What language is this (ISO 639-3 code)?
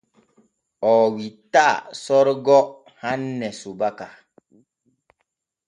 fue